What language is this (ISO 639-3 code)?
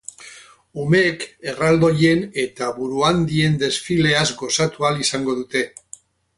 eus